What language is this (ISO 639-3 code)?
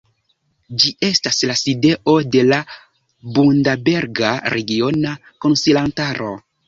epo